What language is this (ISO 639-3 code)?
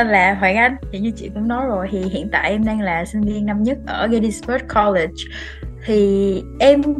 vie